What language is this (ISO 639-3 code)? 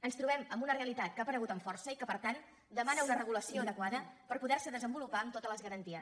cat